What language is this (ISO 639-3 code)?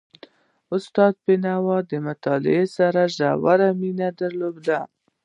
pus